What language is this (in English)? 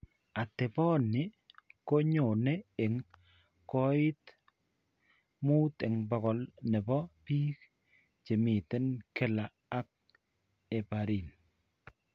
Kalenjin